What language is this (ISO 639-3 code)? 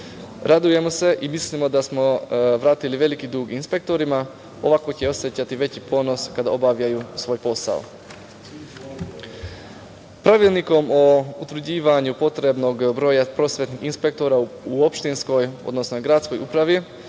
srp